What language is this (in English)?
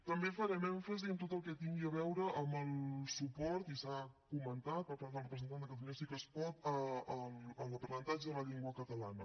Catalan